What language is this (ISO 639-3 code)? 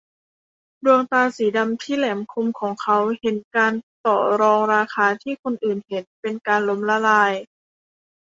tha